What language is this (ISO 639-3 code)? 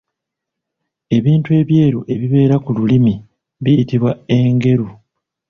lug